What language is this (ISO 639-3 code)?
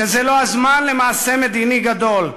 heb